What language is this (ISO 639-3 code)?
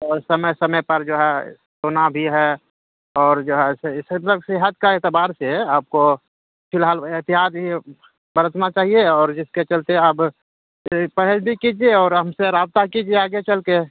urd